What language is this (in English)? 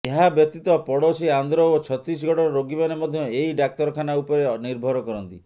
Odia